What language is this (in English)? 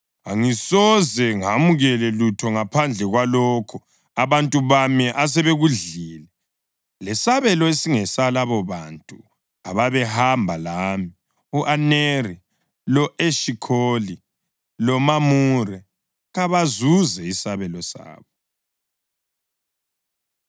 North Ndebele